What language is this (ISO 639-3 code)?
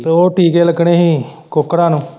pan